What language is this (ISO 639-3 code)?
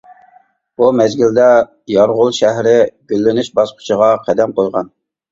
uig